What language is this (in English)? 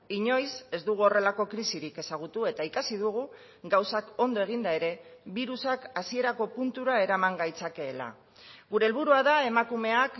Basque